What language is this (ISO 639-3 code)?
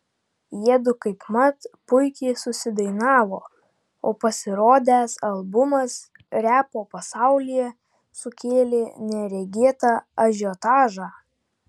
lit